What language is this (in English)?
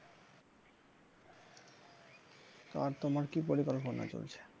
Bangla